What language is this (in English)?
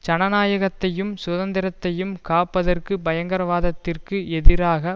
Tamil